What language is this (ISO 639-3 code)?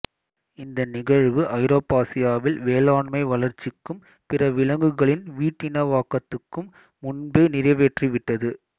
tam